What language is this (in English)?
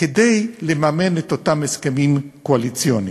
Hebrew